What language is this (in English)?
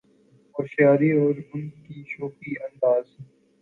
Urdu